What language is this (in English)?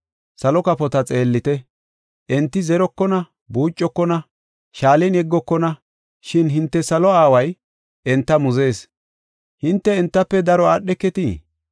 Gofa